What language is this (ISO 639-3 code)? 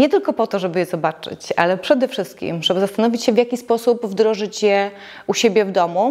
pol